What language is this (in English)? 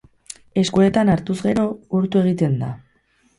Basque